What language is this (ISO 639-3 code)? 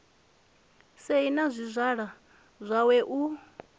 ven